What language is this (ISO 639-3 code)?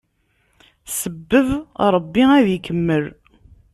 kab